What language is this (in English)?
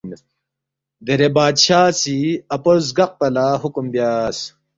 Balti